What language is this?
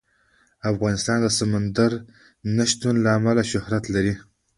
Pashto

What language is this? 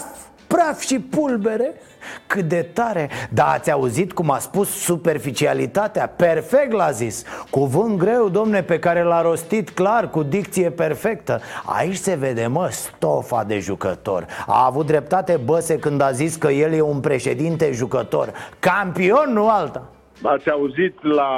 Romanian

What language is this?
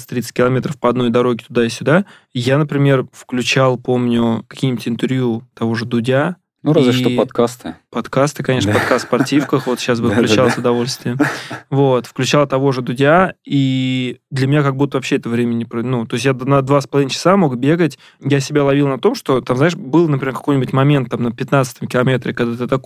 Russian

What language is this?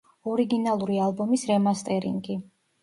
Georgian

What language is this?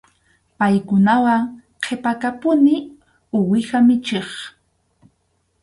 Arequipa-La Unión Quechua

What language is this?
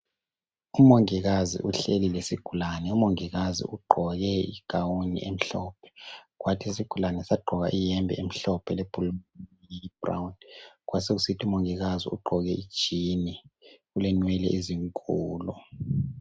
North Ndebele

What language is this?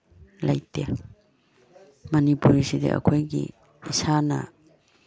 Manipuri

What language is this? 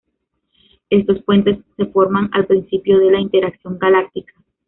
Spanish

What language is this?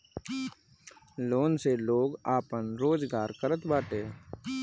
Bhojpuri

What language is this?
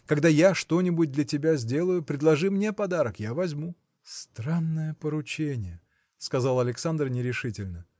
Russian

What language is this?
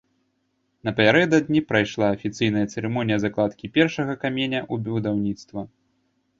Belarusian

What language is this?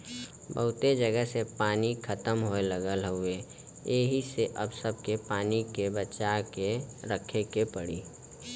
Bhojpuri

